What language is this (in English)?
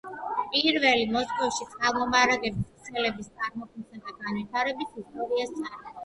Georgian